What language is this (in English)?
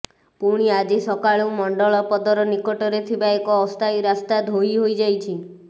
Odia